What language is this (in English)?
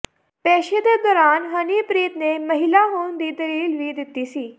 Punjabi